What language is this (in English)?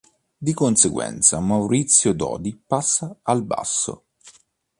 Italian